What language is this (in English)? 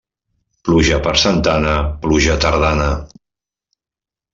Catalan